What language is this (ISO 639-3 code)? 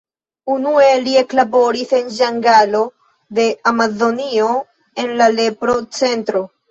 epo